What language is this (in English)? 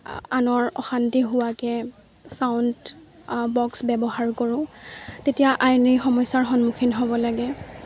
Assamese